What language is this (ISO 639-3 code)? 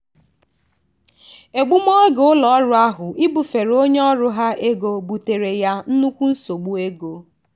ibo